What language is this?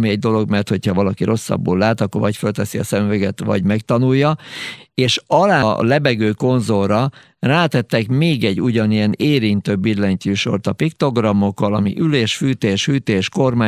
Hungarian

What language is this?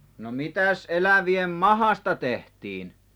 Finnish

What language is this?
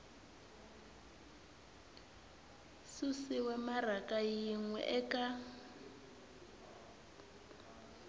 Tsonga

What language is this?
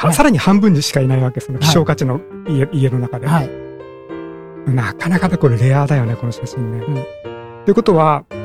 Japanese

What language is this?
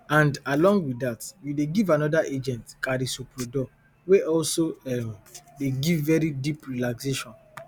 Nigerian Pidgin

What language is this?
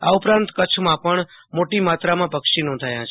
Gujarati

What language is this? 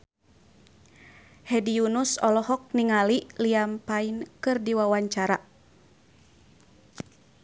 Sundanese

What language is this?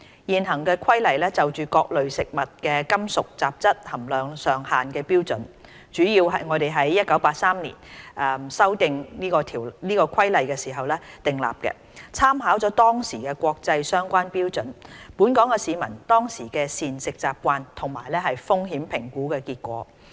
Cantonese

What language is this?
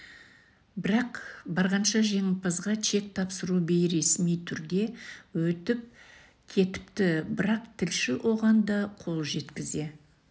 Kazakh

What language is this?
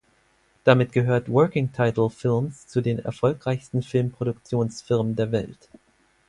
German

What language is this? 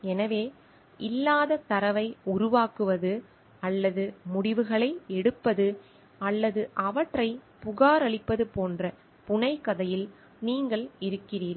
Tamil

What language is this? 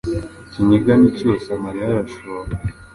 Kinyarwanda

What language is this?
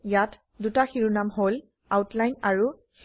Assamese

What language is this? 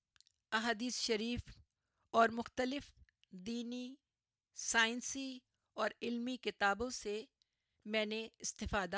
Urdu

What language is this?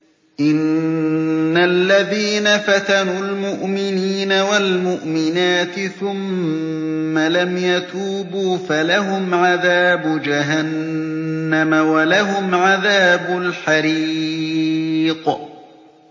Arabic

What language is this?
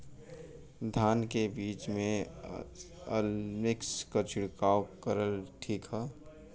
Bhojpuri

